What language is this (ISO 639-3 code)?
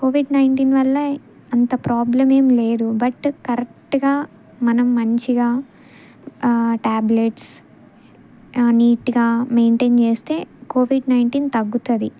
tel